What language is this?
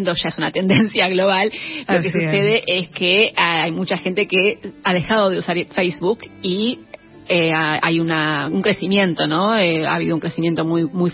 Spanish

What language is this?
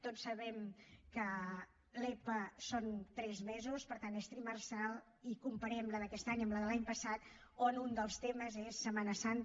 Catalan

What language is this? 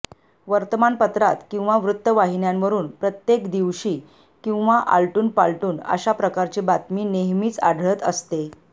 Marathi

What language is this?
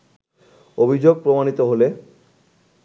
Bangla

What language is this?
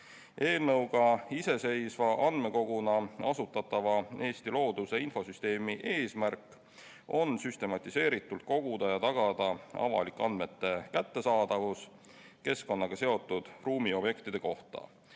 Estonian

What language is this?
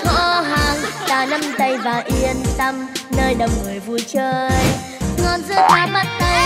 Thai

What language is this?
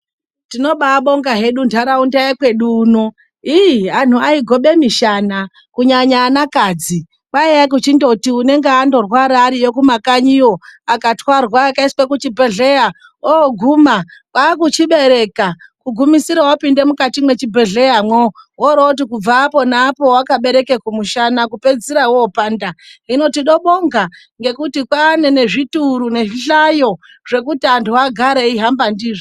Ndau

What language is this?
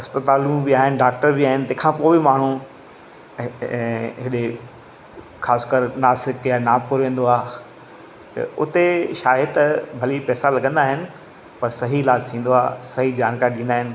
Sindhi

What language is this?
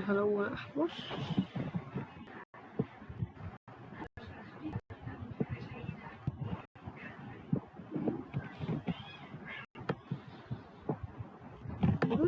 Arabic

